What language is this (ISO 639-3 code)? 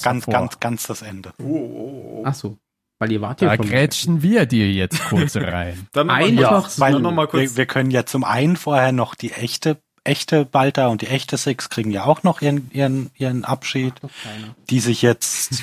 deu